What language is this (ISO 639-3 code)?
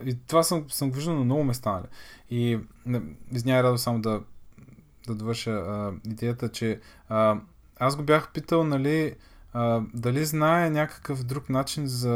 bul